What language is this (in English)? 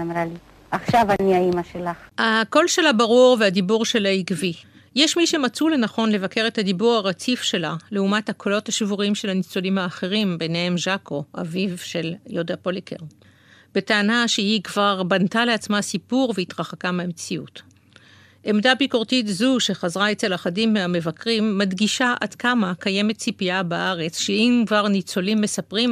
Hebrew